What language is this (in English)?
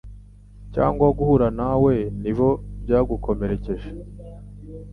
Kinyarwanda